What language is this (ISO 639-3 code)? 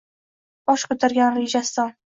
uzb